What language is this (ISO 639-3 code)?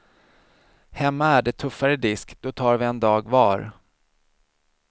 swe